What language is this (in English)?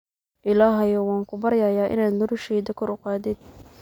Somali